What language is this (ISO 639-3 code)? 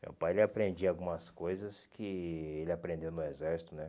por